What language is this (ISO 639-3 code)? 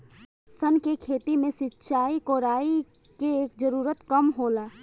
bho